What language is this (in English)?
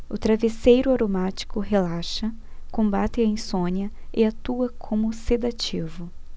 Portuguese